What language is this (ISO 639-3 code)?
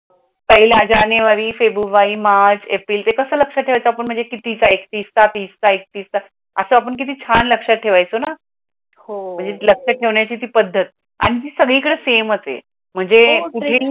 mar